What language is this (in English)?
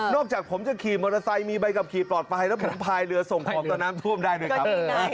Thai